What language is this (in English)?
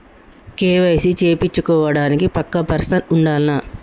Telugu